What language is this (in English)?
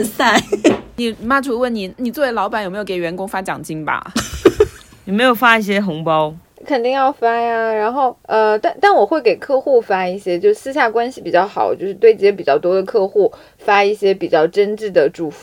Chinese